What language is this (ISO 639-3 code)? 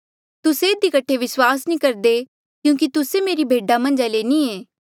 mjl